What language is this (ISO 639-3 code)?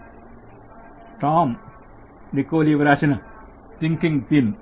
tel